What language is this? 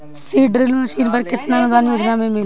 Bhojpuri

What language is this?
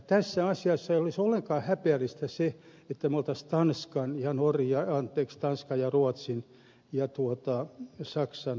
Finnish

